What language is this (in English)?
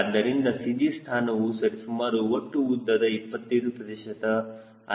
Kannada